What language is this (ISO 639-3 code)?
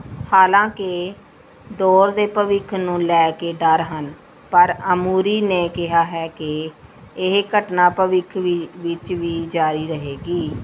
pan